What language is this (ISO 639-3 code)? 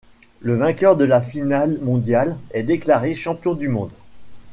fra